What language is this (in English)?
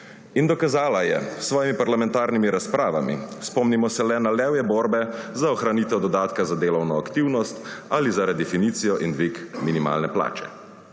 Slovenian